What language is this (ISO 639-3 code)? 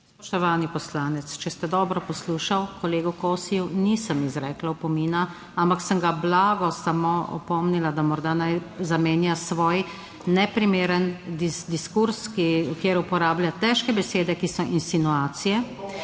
slv